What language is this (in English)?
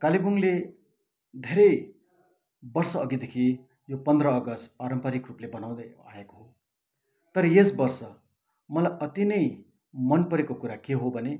Nepali